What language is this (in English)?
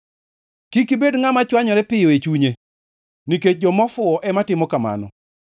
Luo (Kenya and Tanzania)